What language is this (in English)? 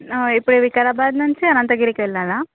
Telugu